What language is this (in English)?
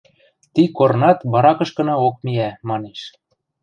Western Mari